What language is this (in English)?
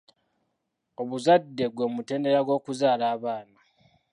Ganda